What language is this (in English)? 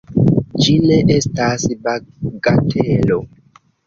Esperanto